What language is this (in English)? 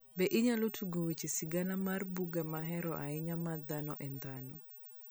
Luo (Kenya and Tanzania)